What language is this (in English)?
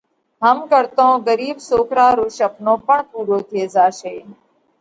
Parkari Koli